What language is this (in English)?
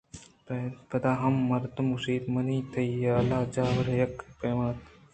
Eastern Balochi